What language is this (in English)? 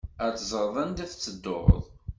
Kabyle